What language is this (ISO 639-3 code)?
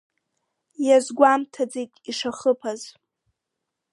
abk